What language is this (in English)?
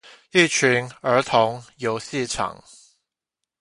Chinese